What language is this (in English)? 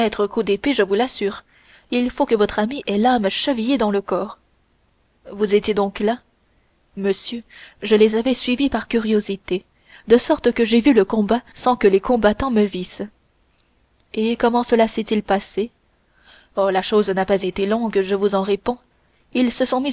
French